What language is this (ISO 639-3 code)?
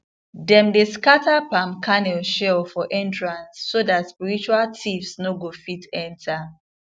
pcm